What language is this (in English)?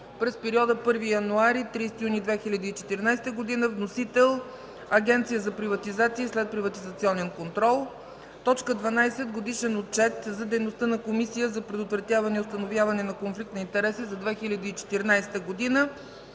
Bulgarian